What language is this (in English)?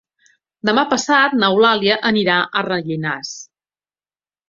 Catalan